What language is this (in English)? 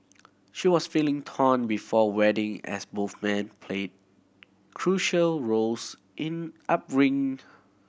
English